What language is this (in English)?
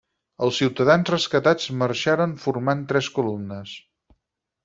Catalan